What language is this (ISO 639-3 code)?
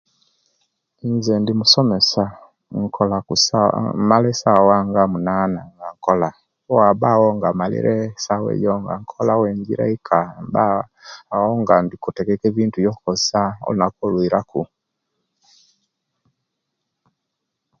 lke